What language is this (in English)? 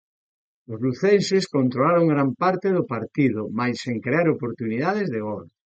Galician